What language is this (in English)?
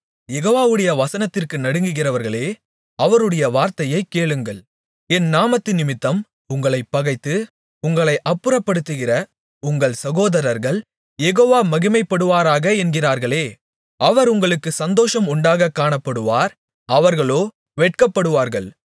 Tamil